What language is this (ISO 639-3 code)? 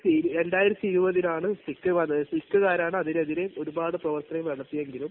mal